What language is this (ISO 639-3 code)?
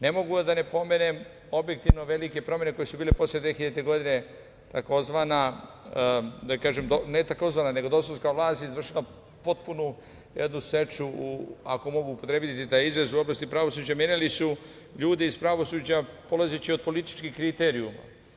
srp